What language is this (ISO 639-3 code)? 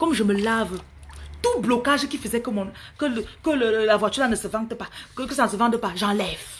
fra